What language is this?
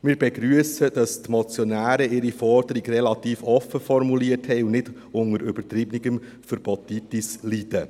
Swiss German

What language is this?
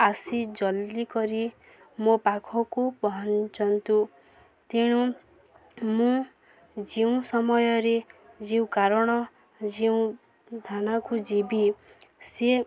Odia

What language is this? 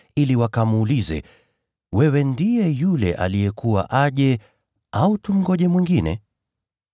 Swahili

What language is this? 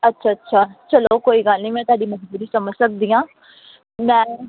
Punjabi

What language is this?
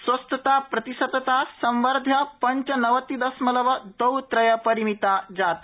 Sanskrit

